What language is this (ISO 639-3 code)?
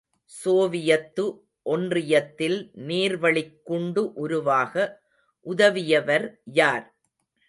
tam